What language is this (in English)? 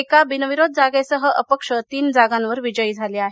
Marathi